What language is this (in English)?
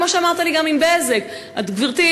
Hebrew